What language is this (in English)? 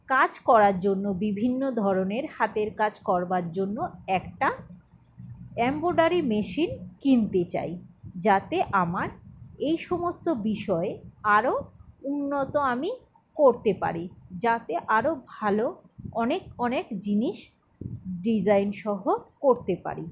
Bangla